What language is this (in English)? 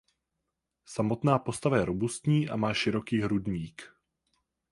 Czech